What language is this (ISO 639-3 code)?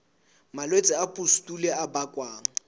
sot